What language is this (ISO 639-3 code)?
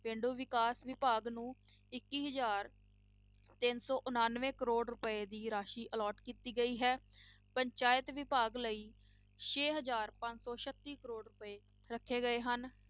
pan